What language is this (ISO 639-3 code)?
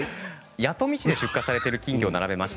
jpn